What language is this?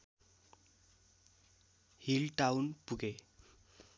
Nepali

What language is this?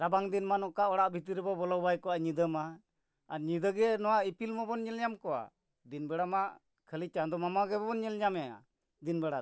Santali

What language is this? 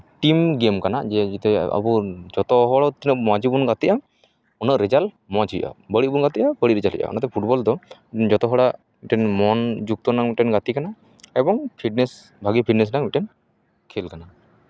Santali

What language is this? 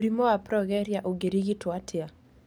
Kikuyu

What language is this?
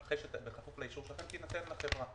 Hebrew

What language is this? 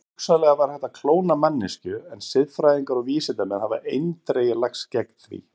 Icelandic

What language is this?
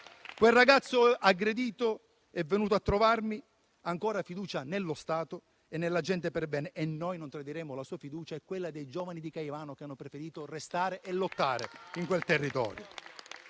Italian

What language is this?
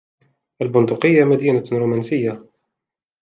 Arabic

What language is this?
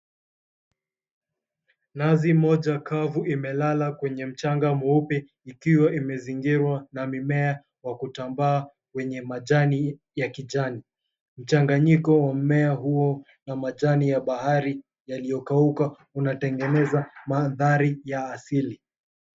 Swahili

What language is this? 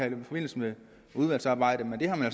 Danish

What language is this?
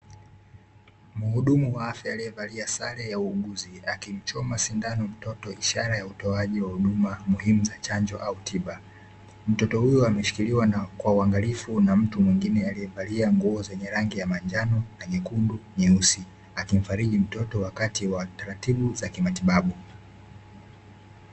Swahili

